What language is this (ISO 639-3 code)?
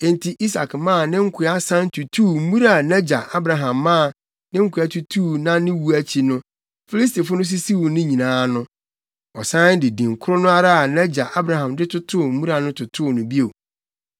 aka